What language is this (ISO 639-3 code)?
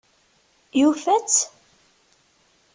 kab